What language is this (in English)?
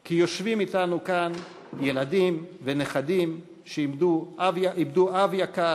Hebrew